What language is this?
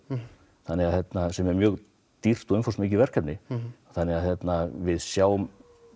Icelandic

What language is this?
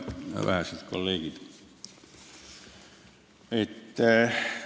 Estonian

